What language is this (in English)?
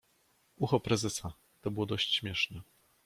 Polish